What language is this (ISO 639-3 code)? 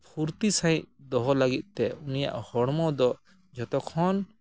sat